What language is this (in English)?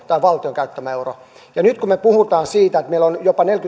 Finnish